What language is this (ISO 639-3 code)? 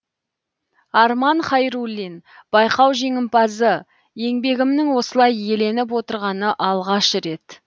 kaz